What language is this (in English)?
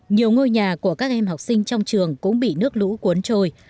Vietnamese